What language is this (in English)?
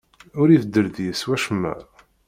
Kabyle